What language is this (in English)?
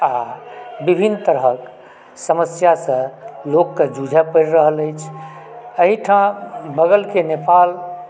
Maithili